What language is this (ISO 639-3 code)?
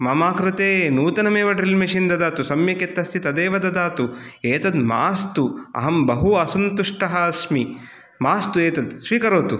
san